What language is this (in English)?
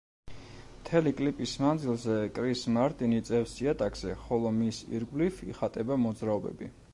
Georgian